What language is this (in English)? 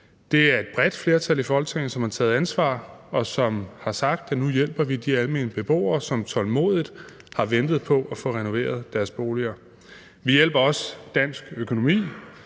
Danish